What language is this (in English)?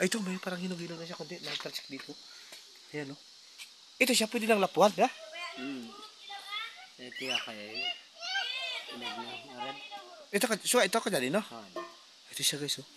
Filipino